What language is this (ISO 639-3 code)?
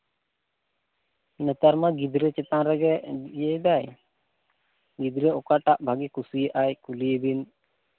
sat